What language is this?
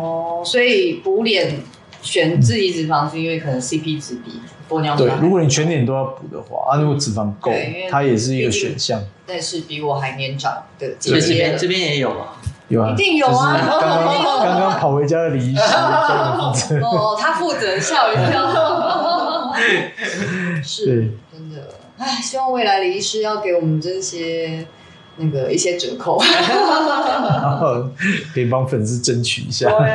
Chinese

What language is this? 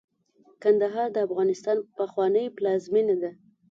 Pashto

